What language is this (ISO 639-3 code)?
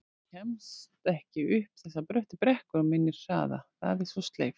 isl